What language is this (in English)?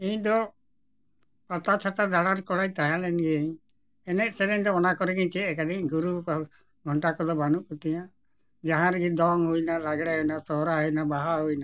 Santali